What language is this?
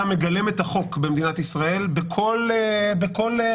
Hebrew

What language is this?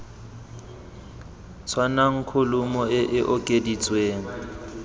Tswana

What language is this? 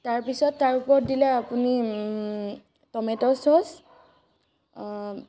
Assamese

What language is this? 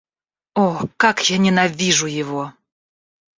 Russian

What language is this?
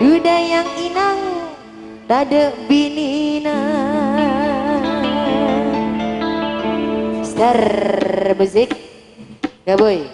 Indonesian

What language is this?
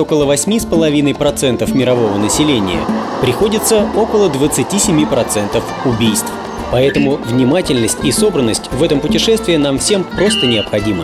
Russian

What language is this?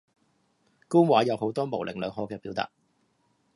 Cantonese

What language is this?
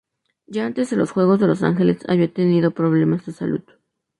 Spanish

